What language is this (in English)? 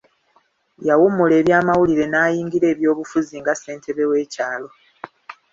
Ganda